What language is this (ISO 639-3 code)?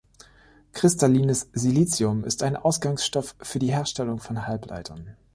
deu